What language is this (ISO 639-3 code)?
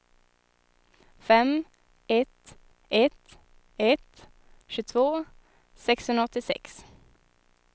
swe